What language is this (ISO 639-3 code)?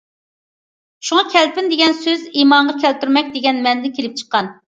uig